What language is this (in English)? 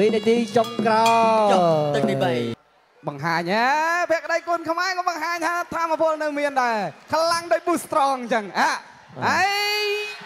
Thai